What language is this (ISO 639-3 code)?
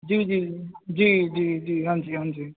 pan